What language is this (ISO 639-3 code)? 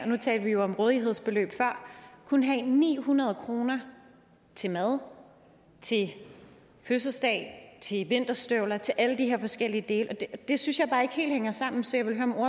dan